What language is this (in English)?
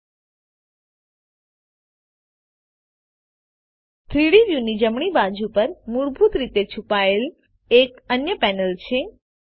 Gujarati